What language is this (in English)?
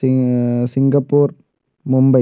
Malayalam